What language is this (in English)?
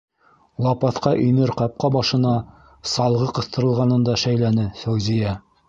Bashkir